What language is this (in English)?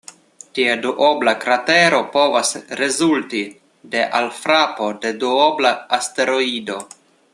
Esperanto